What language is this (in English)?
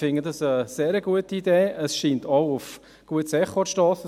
Swiss German